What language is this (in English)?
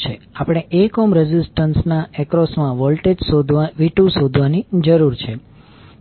Gujarati